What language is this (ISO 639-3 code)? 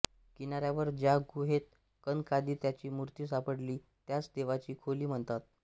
mar